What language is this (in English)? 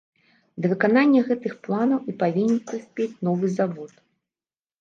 Belarusian